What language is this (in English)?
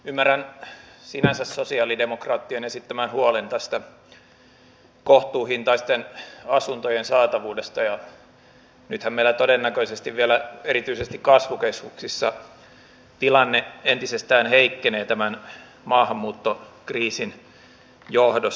Finnish